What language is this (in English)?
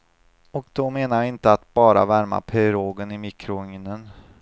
Swedish